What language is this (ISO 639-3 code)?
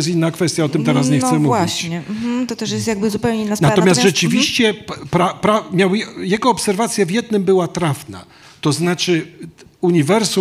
pol